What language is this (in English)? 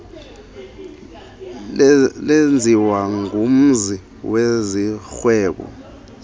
Xhosa